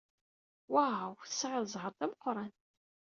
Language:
Kabyle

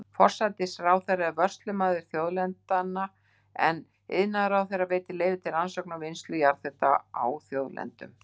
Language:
Icelandic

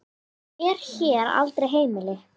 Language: Icelandic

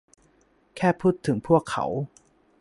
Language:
Thai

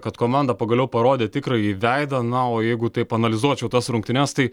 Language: Lithuanian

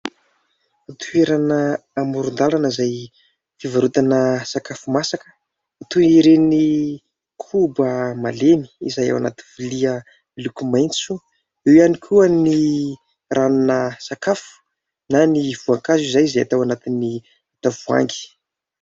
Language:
Malagasy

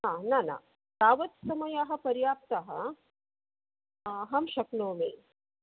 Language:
Sanskrit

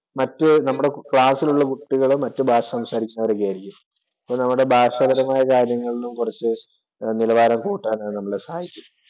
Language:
Malayalam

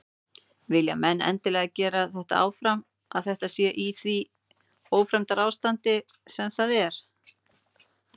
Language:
Icelandic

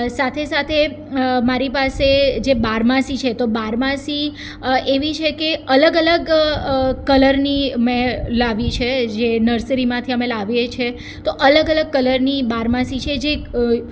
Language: Gujarati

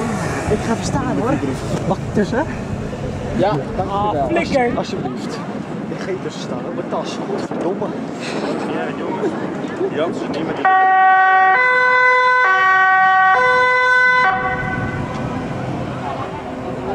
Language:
Dutch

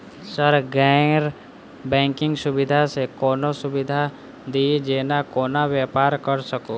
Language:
Maithili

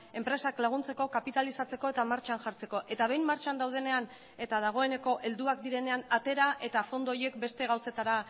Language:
Basque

